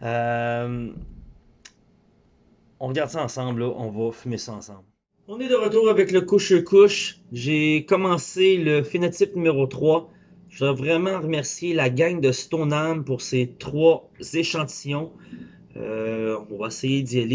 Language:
French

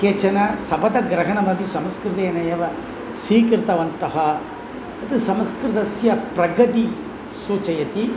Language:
Sanskrit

